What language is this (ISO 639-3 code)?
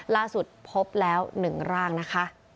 tha